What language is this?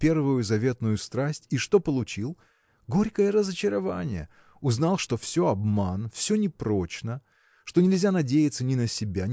Russian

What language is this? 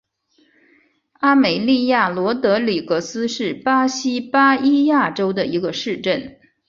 Chinese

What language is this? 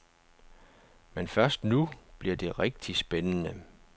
Danish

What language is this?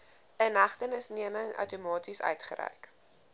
Afrikaans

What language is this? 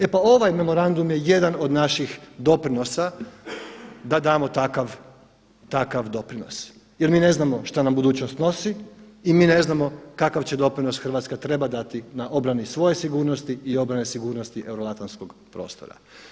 Croatian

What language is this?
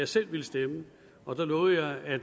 Danish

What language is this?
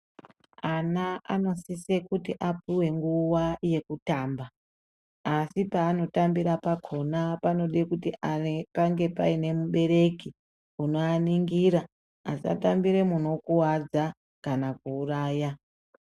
Ndau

